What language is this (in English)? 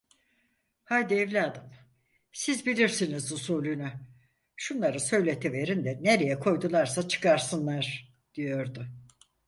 Turkish